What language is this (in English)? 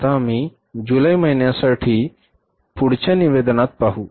Marathi